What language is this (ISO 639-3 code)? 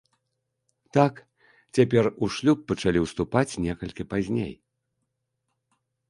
bel